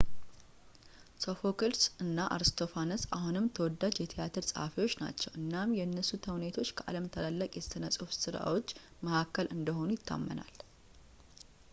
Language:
Amharic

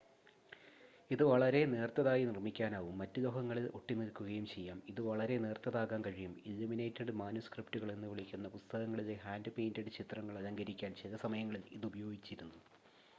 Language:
Malayalam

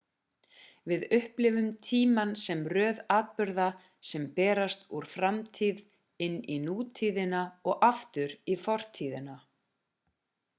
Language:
Icelandic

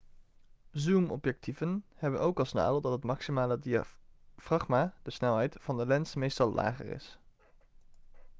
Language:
Dutch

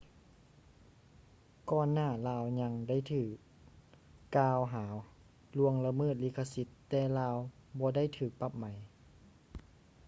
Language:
Lao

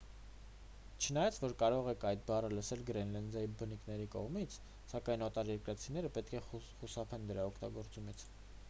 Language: Armenian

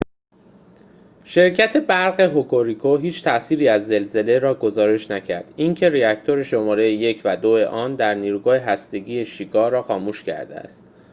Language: Persian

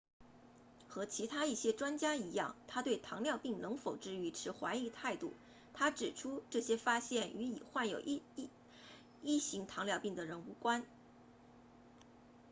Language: Chinese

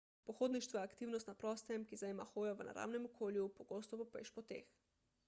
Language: Slovenian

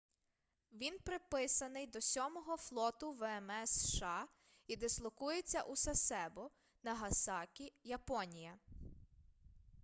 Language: Ukrainian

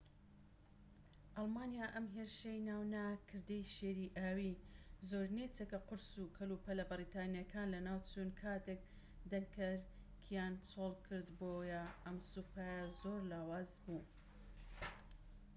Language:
Central Kurdish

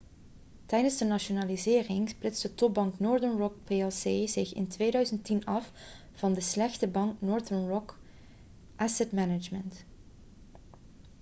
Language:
Dutch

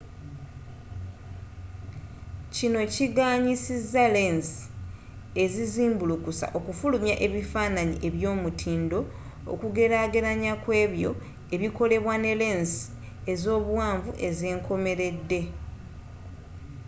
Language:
Ganda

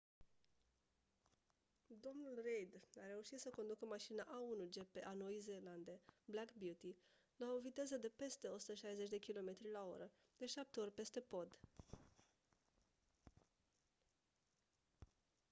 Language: Romanian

